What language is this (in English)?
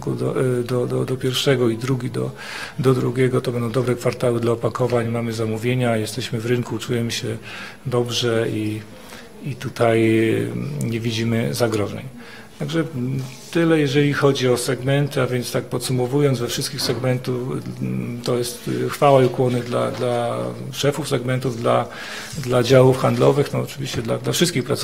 Polish